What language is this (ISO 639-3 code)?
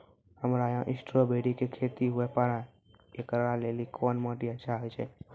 mai